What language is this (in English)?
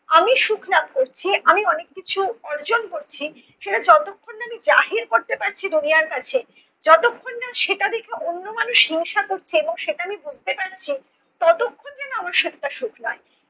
Bangla